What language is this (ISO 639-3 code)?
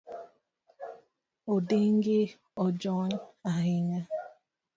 luo